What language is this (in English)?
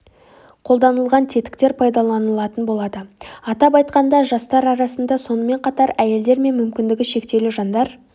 Kazakh